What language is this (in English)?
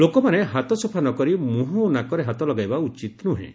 Odia